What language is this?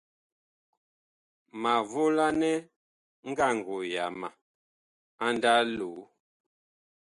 Bakoko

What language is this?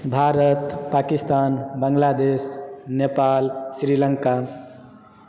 Maithili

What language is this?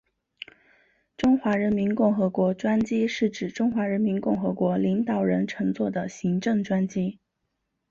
Chinese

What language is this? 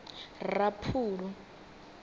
Venda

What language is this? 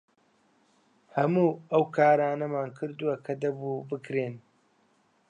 Central Kurdish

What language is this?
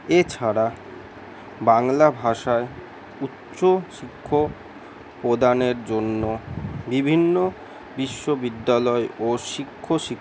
Bangla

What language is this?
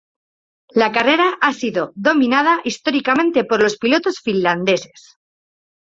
Spanish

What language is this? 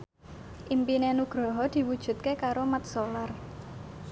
Javanese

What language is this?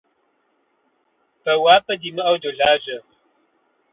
Kabardian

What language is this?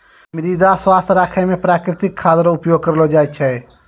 Maithili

